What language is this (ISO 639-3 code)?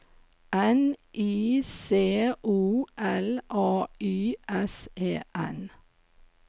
nor